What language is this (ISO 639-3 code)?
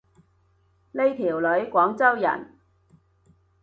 yue